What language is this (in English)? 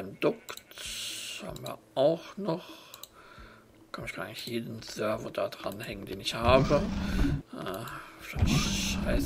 German